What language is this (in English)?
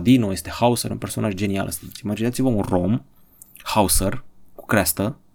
Romanian